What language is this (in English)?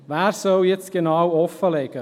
Swiss German